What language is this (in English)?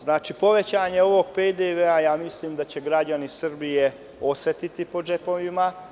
Serbian